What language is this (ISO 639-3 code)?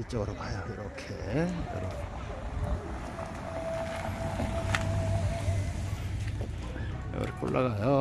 kor